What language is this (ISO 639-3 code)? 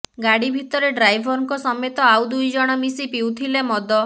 ori